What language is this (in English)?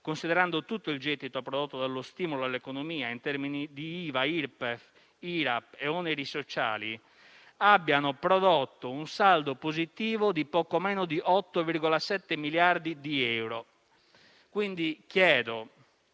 Italian